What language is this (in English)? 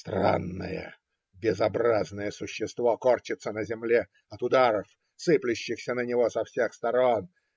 Russian